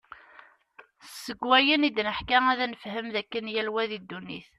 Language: Kabyle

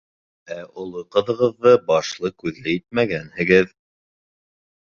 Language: Bashkir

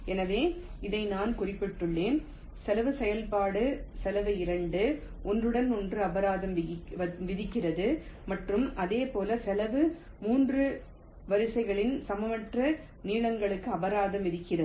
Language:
Tamil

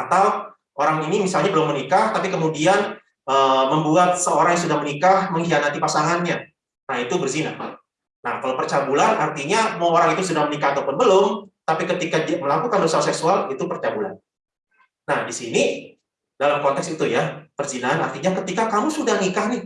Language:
Indonesian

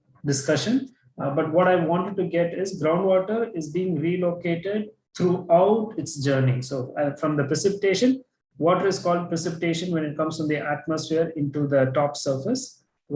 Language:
English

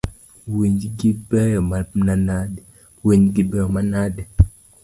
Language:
Luo (Kenya and Tanzania)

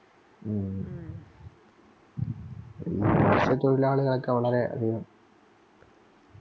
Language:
Malayalam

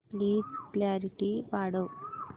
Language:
Marathi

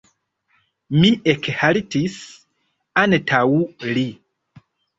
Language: Esperanto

